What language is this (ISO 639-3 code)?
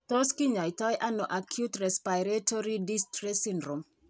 kln